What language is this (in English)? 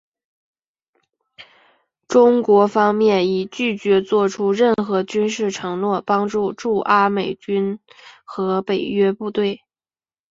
Chinese